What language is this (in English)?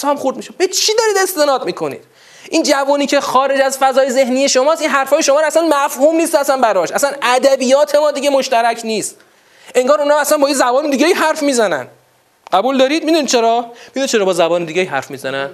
Persian